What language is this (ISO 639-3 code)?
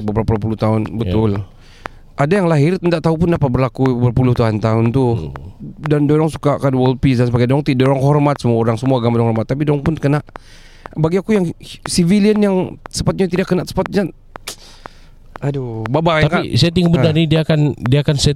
msa